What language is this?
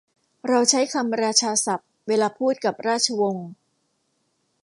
Thai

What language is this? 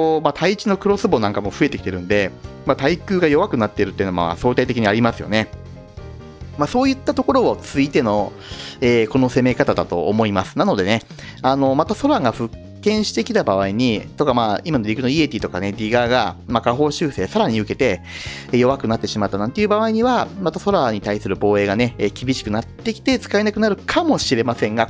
Japanese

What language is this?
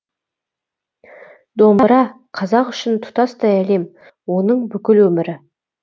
Kazakh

